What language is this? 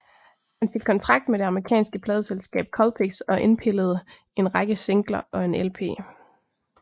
Danish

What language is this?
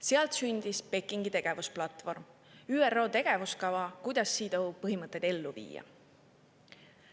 Estonian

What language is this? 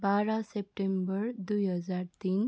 Nepali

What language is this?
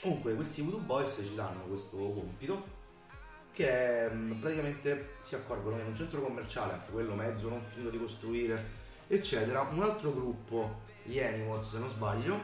Italian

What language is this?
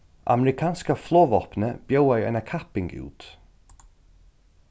Faroese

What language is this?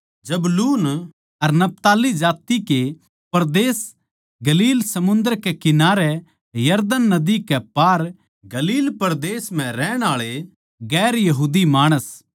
Haryanvi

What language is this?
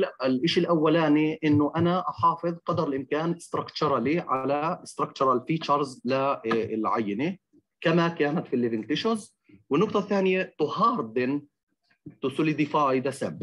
Arabic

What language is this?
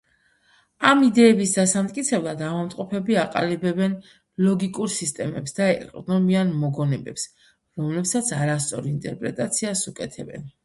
Georgian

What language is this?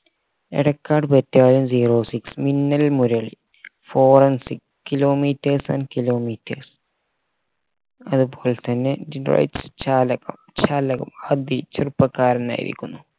Malayalam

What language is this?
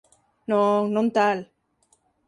Galician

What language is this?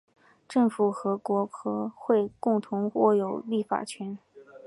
Chinese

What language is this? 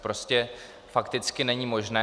Czech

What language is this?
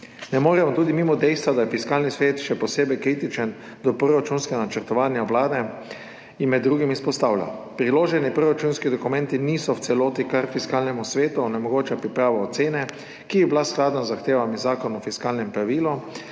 Slovenian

